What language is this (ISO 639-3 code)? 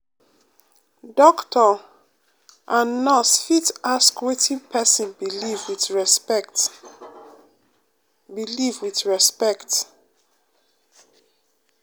pcm